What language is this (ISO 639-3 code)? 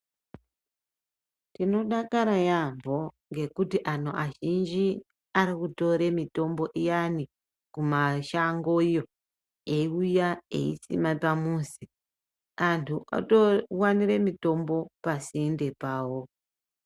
ndc